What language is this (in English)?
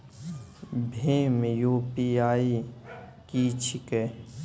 Maithili